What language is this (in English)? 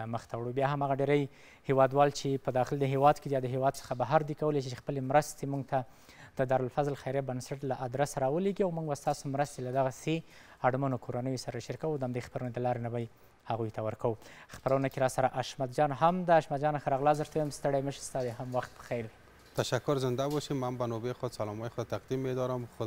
Arabic